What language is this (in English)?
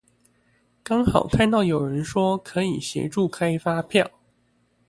Chinese